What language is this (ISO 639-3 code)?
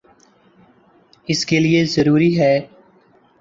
urd